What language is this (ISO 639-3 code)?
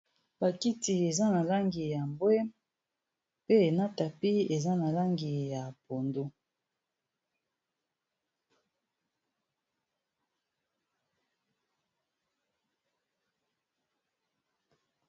lin